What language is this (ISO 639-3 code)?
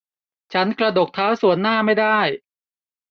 tha